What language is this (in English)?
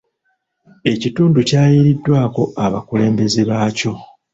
Ganda